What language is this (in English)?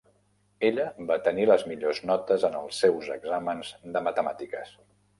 Catalan